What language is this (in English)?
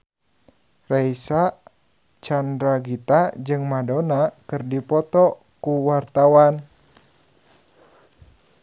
Sundanese